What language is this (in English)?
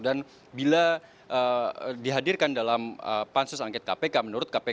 Indonesian